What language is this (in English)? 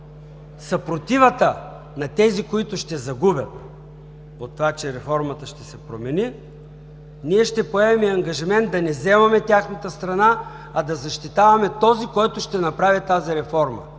Bulgarian